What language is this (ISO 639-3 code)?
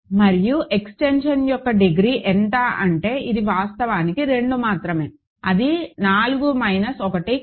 tel